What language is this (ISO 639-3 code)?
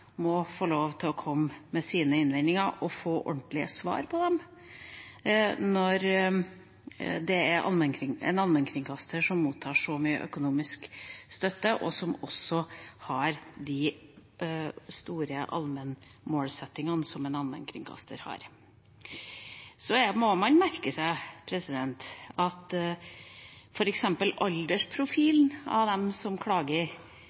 nob